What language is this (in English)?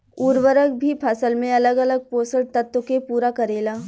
Bhojpuri